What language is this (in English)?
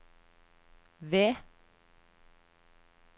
Norwegian